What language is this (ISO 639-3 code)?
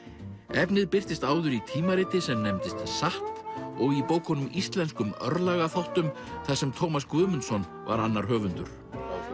isl